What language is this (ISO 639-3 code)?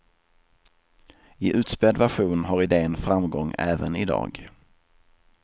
swe